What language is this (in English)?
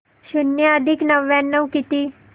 Marathi